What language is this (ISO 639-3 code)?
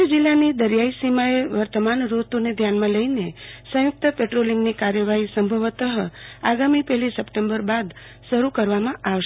guj